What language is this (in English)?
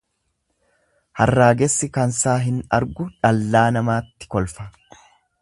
Oromo